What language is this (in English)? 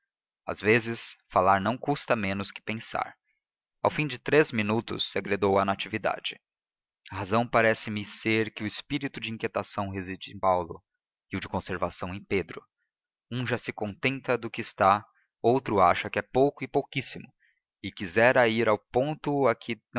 Portuguese